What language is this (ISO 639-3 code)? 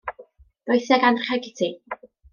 cym